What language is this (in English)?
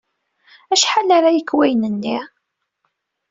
Kabyle